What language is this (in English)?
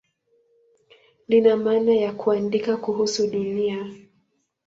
Swahili